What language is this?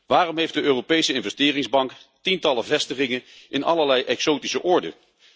Dutch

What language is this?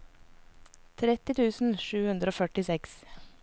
Norwegian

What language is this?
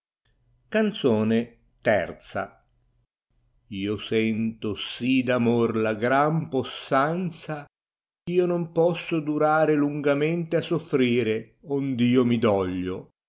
Italian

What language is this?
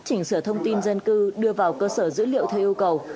Vietnamese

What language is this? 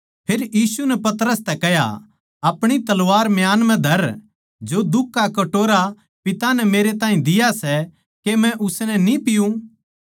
Haryanvi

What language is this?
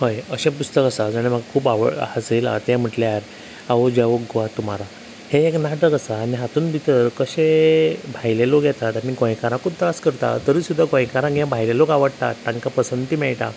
Konkani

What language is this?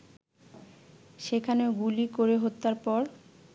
Bangla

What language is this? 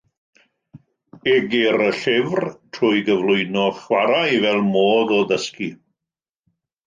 Welsh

